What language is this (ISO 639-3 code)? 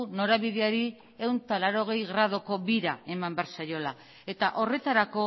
eus